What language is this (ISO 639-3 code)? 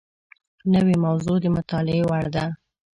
pus